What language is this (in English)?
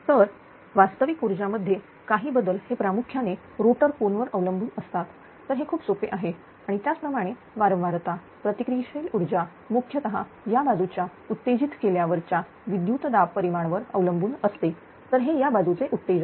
Marathi